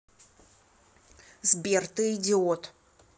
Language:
Russian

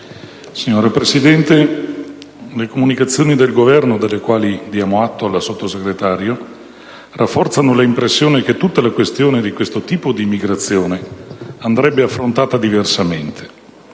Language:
Italian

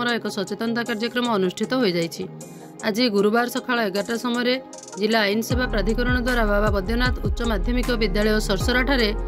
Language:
Arabic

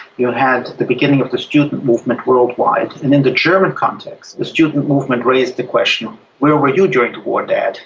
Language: English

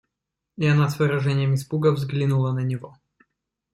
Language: Russian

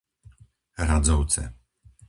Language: Slovak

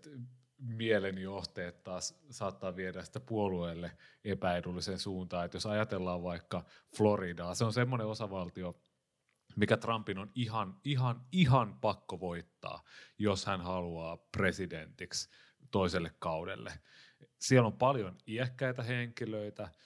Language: Finnish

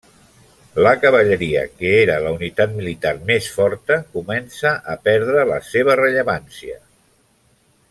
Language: Catalan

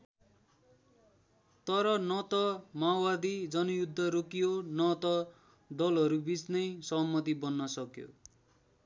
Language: Nepali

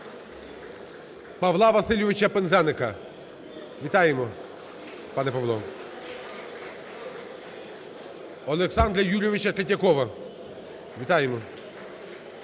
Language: Ukrainian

